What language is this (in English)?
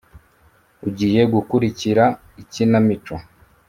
Kinyarwanda